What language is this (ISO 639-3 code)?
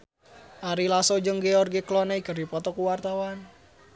sun